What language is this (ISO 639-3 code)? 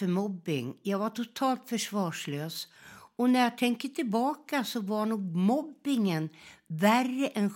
swe